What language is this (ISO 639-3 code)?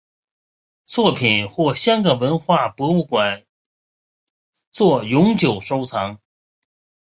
zho